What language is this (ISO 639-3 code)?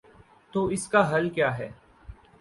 urd